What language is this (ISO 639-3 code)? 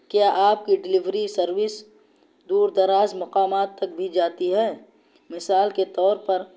urd